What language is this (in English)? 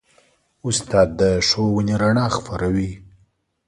Pashto